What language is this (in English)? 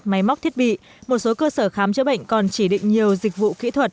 Vietnamese